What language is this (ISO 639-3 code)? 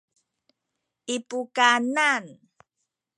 szy